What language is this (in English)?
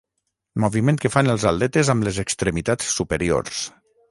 Catalan